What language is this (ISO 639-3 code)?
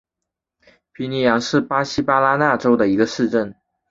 zho